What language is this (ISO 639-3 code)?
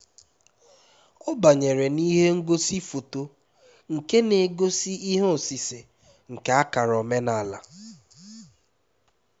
ibo